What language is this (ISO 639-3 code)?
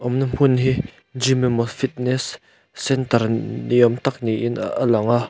lus